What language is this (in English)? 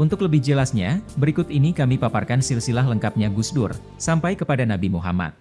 Indonesian